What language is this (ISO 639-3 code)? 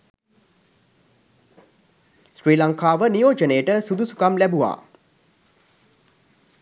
sin